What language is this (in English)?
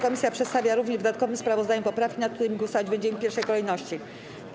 Polish